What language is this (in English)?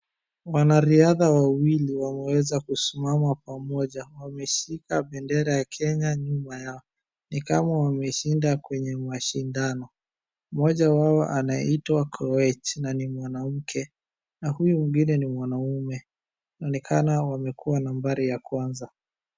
Swahili